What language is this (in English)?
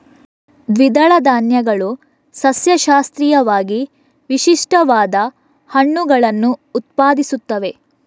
Kannada